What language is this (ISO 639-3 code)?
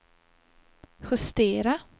swe